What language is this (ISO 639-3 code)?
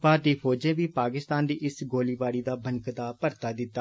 doi